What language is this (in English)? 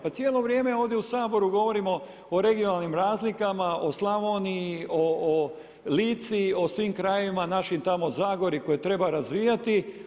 Croatian